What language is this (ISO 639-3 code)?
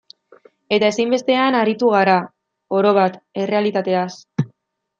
eus